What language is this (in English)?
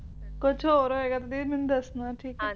Punjabi